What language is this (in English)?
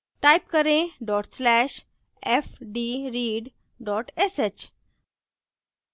Hindi